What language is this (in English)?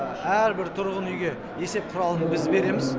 Kazakh